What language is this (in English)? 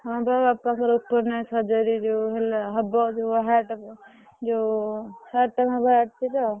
Odia